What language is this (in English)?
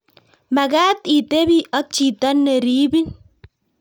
Kalenjin